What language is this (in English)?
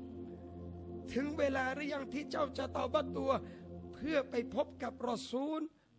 Thai